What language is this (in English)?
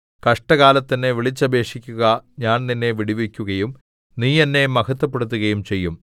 Malayalam